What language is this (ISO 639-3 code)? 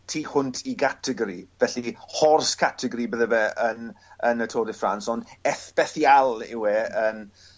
cym